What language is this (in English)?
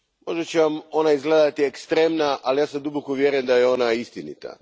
Croatian